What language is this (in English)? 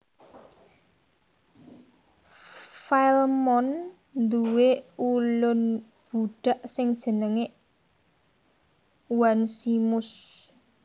Javanese